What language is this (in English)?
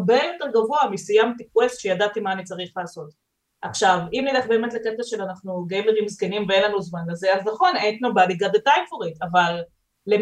Hebrew